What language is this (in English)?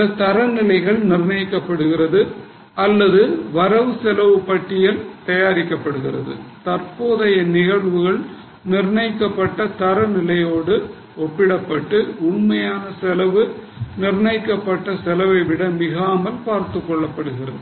Tamil